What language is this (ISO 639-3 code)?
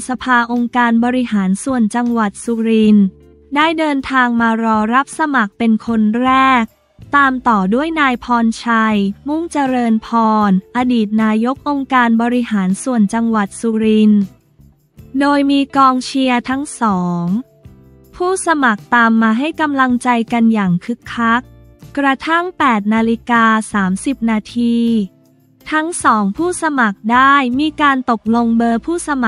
tha